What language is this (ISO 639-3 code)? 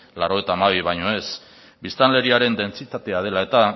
eus